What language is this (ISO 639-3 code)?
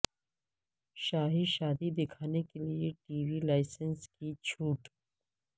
urd